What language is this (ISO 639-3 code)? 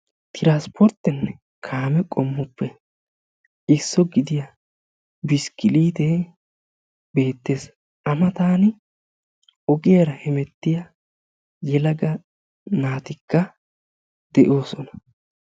wal